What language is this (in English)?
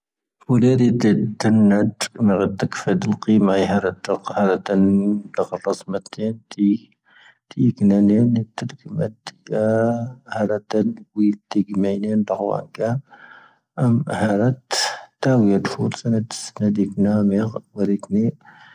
Tahaggart Tamahaq